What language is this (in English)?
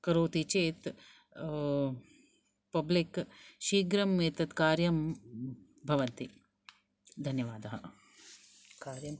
Sanskrit